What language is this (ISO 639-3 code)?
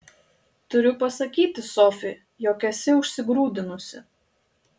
lit